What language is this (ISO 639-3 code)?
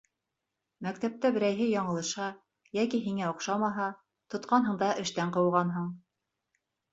bak